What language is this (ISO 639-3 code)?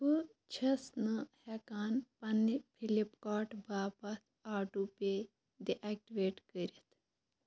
kas